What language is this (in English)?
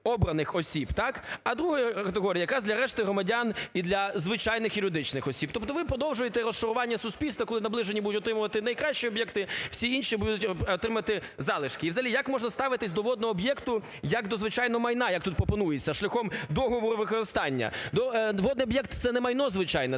Ukrainian